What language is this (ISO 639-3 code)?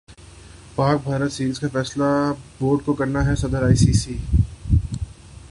urd